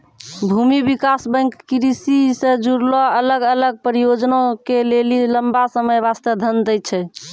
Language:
Maithili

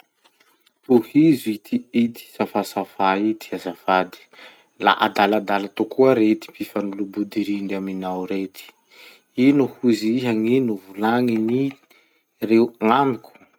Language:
Masikoro Malagasy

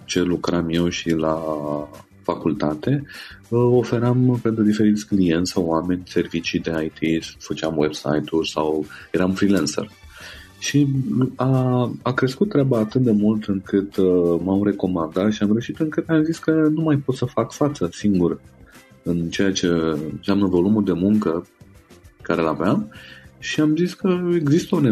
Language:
Romanian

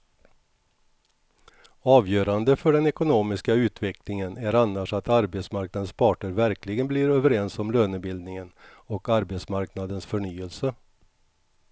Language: Swedish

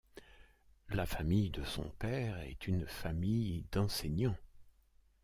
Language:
French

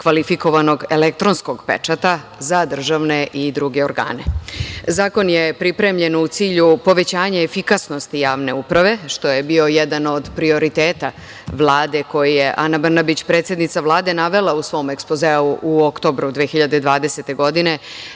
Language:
Serbian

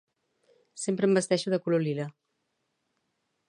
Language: Catalan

